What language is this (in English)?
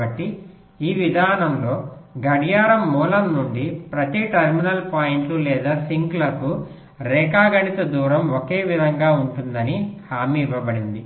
Telugu